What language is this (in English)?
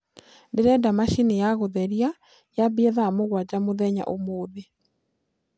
Kikuyu